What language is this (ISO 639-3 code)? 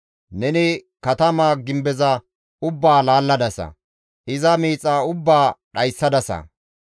gmv